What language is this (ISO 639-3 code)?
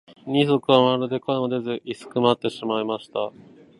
jpn